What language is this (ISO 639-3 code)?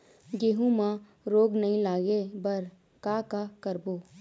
hne